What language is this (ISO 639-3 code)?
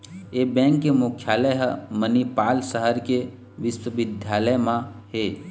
hne